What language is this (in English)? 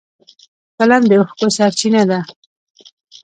Pashto